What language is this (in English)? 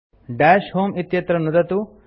Sanskrit